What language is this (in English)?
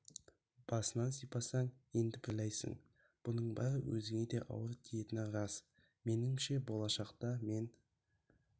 Kazakh